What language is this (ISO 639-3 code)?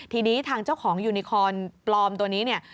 tha